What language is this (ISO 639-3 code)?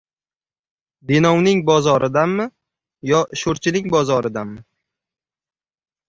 uzb